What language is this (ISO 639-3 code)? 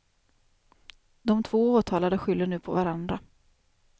swe